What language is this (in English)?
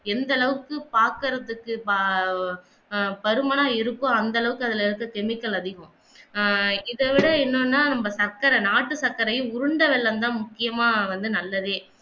Tamil